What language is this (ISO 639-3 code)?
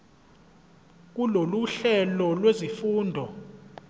zul